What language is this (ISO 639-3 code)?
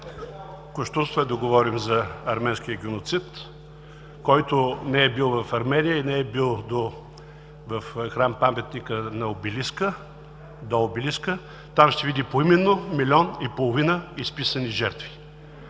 bul